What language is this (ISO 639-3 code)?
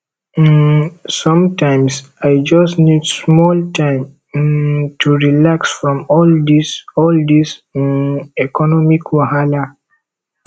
pcm